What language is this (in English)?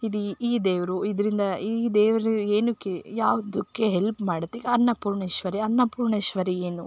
Kannada